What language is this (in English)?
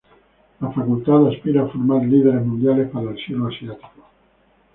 Spanish